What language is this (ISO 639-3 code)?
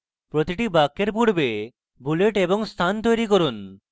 ben